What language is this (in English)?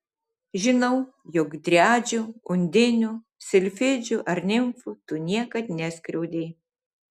Lithuanian